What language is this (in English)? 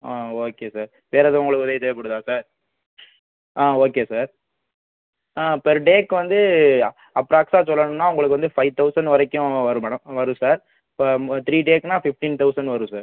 Tamil